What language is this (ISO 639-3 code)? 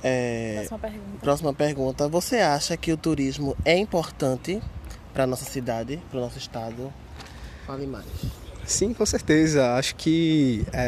por